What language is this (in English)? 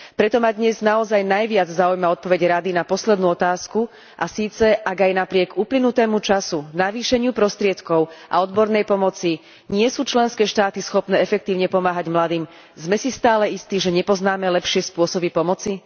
Slovak